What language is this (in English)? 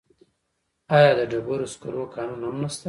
Pashto